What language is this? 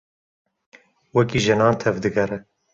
Kurdish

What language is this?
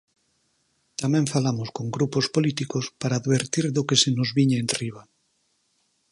Galician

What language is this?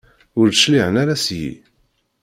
Kabyle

